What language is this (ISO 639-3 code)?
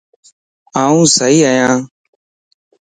lss